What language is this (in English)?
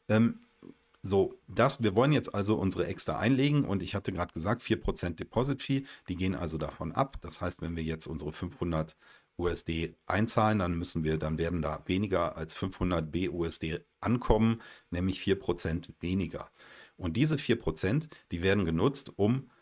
German